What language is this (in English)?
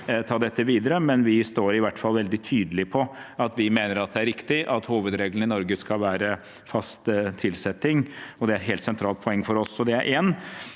Norwegian